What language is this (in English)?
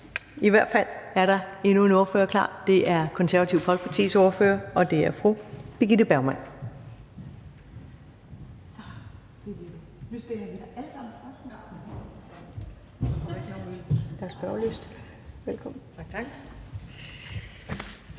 Danish